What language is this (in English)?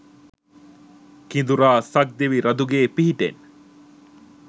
Sinhala